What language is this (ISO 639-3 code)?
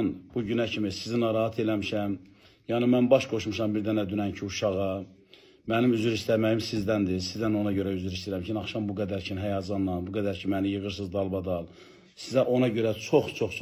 tur